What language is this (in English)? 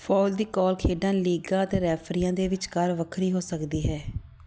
Punjabi